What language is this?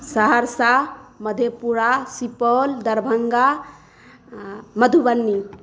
Maithili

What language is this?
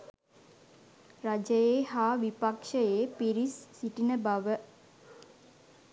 Sinhala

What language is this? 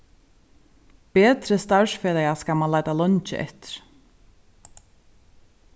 Faroese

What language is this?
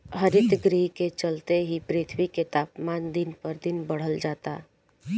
Bhojpuri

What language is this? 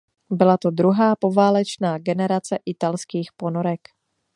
Czech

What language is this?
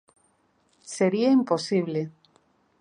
Galician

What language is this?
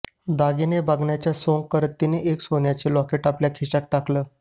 Marathi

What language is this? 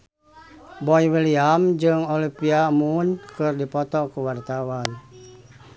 Sundanese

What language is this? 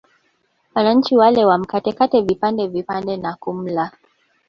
Swahili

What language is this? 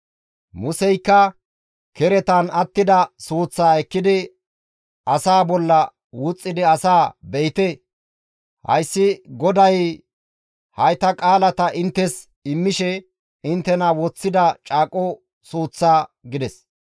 Gamo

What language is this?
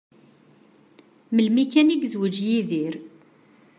Kabyle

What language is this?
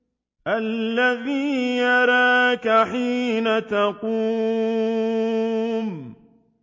Arabic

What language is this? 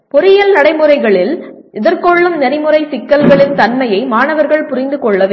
Tamil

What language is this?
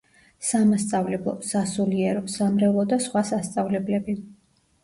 Georgian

